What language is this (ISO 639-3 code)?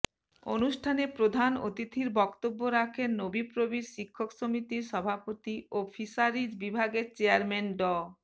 ben